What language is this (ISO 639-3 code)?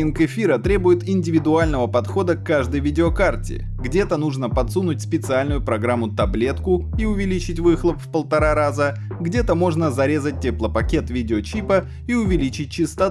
rus